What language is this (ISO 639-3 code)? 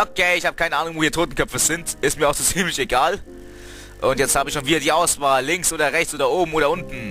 deu